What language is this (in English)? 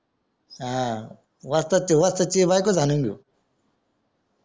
Marathi